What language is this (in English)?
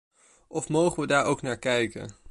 Dutch